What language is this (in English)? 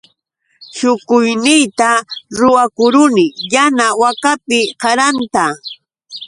Yauyos Quechua